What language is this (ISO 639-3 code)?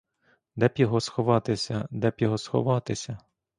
ukr